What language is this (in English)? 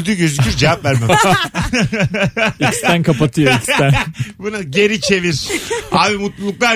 Turkish